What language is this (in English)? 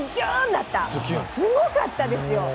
Japanese